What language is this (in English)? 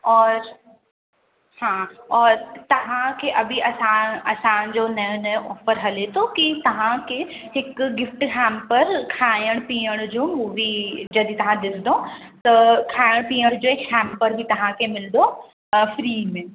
Sindhi